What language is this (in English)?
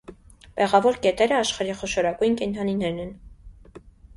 Armenian